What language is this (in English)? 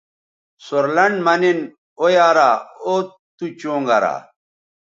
Bateri